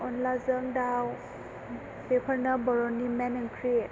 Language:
Bodo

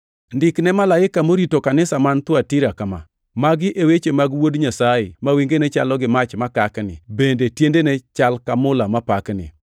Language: Luo (Kenya and Tanzania)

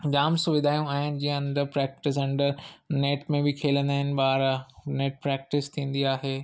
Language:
Sindhi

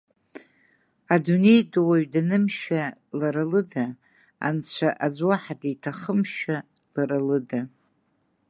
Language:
Abkhazian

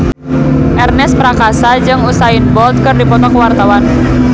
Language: Sundanese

